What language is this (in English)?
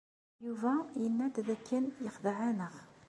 Kabyle